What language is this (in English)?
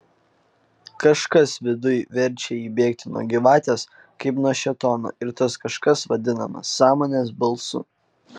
Lithuanian